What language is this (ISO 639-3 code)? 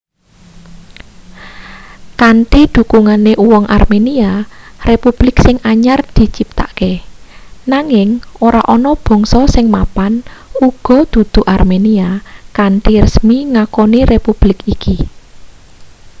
jav